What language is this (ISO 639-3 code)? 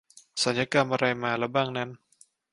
tha